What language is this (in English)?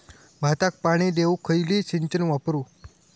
Marathi